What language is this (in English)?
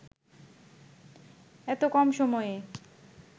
Bangla